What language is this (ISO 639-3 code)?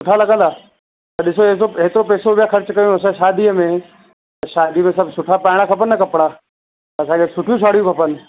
snd